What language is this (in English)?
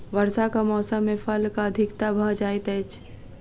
Maithili